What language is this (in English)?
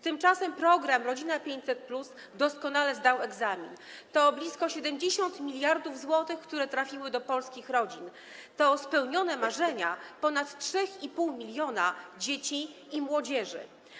Polish